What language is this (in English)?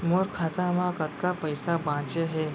Chhattisgarhi